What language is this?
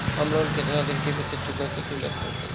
Bhojpuri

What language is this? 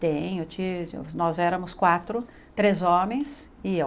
Portuguese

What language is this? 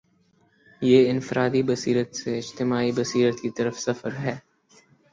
Urdu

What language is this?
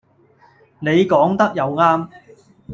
Cantonese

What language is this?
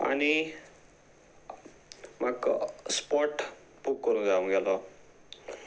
Konkani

